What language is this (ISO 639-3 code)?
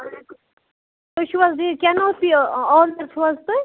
kas